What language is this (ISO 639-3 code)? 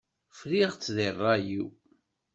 kab